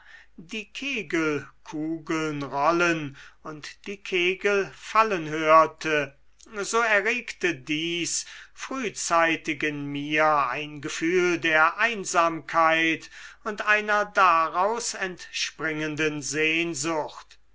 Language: German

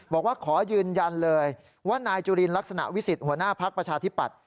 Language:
Thai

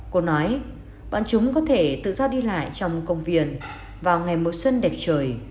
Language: Vietnamese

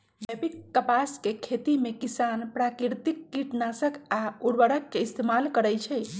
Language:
Magahi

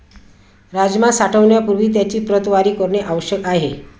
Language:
Marathi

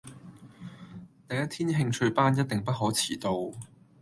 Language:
Cantonese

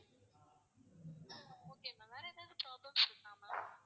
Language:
Tamil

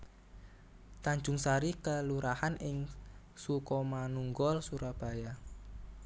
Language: Javanese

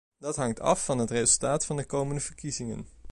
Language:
Dutch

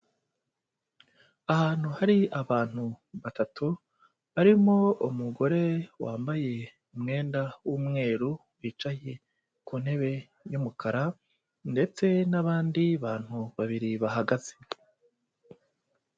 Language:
Kinyarwanda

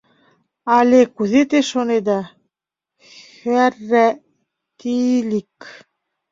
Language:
Mari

